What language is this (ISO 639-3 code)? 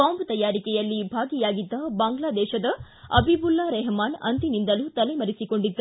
kan